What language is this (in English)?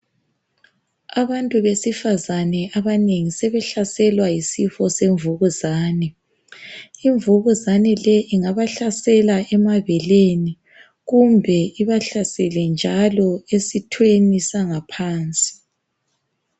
North Ndebele